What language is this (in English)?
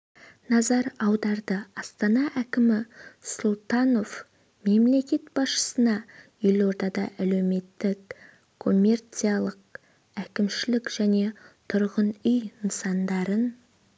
Kazakh